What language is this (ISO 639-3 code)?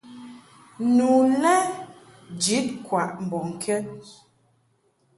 mhk